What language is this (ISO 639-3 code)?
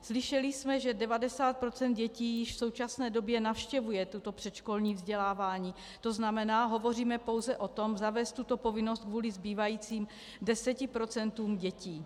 ces